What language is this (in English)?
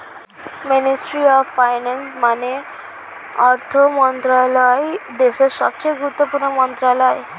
Bangla